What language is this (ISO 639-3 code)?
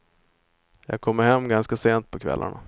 swe